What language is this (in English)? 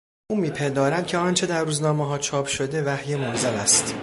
Persian